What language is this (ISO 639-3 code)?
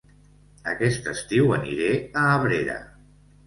cat